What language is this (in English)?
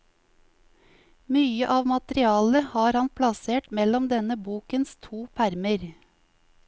Norwegian